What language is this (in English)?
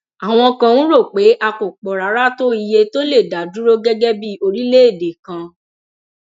Yoruba